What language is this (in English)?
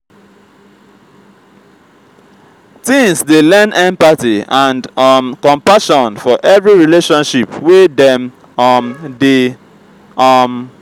Nigerian Pidgin